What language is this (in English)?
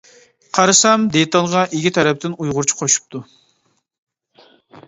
Uyghur